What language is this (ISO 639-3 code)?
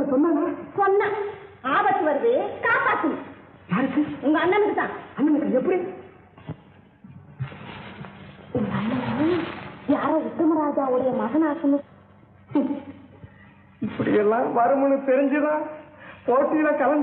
ara